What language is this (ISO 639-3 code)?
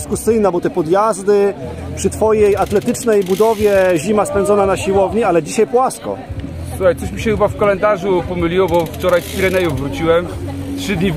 pol